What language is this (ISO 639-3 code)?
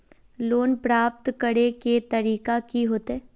mag